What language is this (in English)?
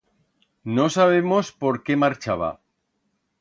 Aragonese